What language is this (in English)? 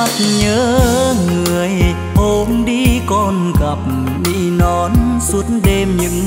Vietnamese